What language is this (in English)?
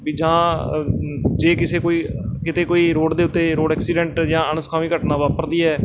Punjabi